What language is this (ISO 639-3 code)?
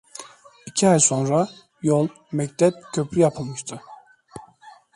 tur